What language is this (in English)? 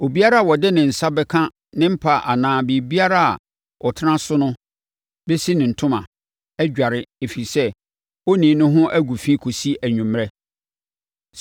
Akan